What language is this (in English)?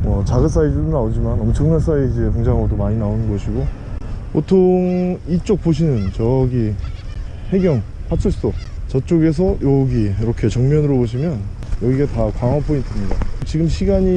Korean